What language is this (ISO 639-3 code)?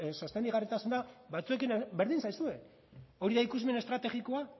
eus